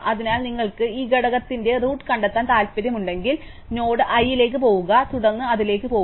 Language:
Malayalam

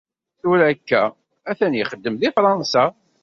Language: Kabyle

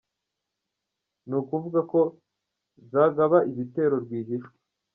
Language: Kinyarwanda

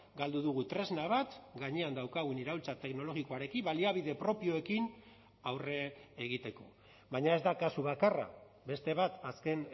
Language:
Basque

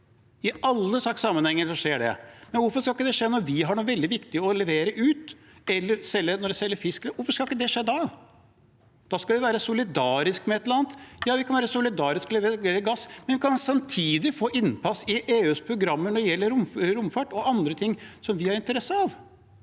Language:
Norwegian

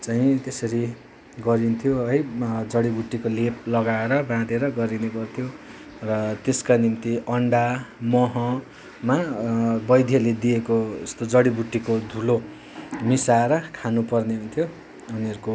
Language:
Nepali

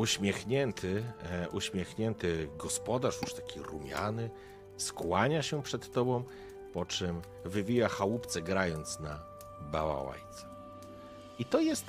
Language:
Polish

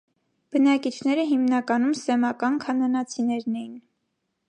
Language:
Armenian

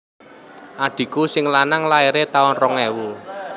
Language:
Javanese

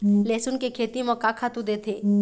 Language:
Chhattisgarhi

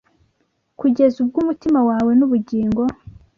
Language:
Kinyarwanda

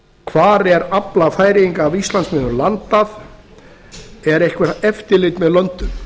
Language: Icelandic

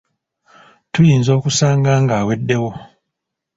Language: Ganda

